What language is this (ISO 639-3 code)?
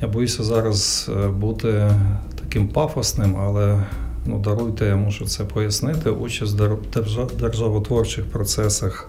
ukr